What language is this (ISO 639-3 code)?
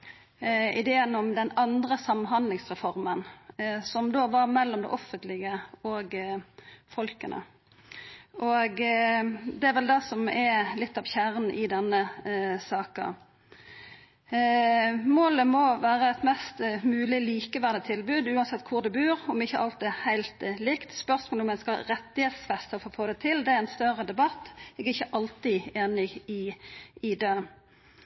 nno